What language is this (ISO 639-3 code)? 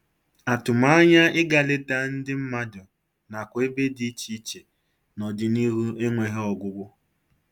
ibo